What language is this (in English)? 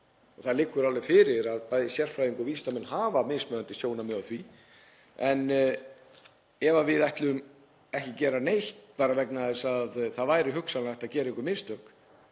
Icelandic